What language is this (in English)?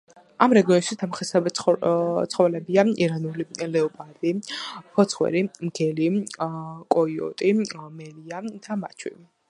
Georgian